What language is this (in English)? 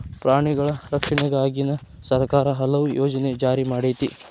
Kannada